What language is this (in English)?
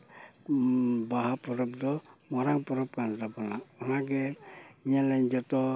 Santali